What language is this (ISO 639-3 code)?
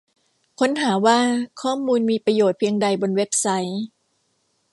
tha